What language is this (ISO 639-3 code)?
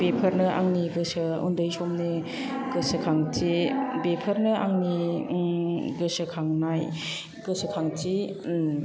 brx